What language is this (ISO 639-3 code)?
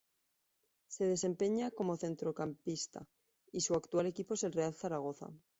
spa